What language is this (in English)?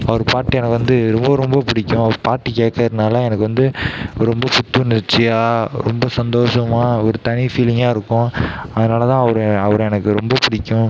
Tamil